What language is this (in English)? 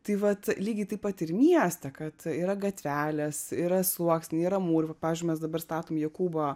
Lithuanian